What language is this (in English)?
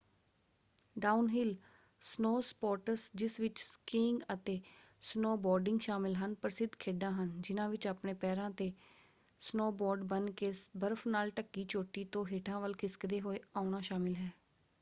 Punjabi